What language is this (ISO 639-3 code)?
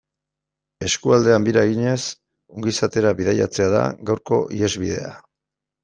eus